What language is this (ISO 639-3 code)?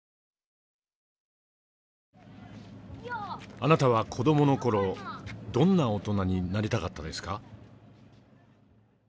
jpn